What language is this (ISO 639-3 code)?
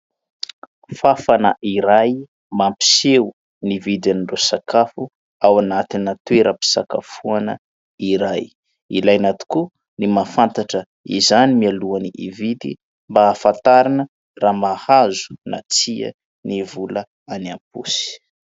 mlg